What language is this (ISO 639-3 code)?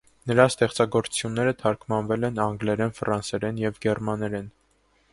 hye